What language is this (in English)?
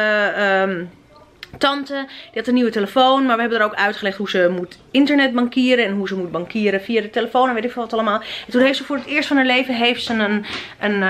Dutch